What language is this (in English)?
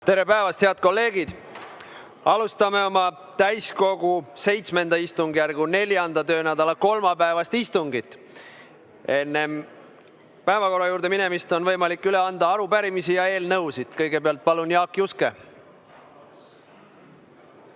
Estonian